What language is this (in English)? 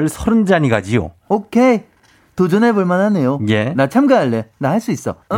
Korean